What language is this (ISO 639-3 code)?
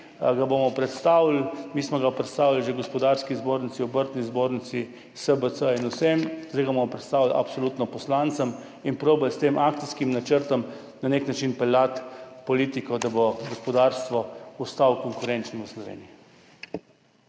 slv